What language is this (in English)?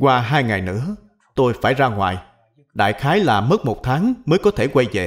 Vietnamese